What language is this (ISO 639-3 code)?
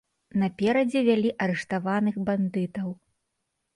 bel